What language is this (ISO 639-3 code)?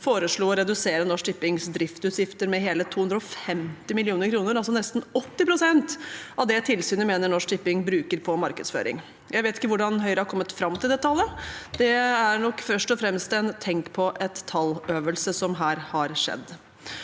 nor